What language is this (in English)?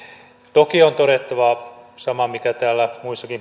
Finnish